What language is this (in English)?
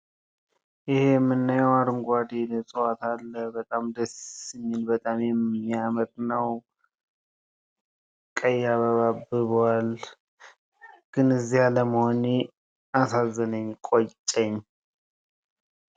Amharic